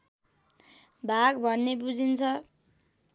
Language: Nepali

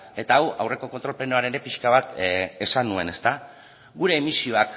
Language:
Basque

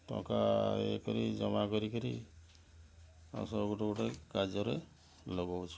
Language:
Odia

